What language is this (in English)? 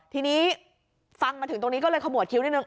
Thai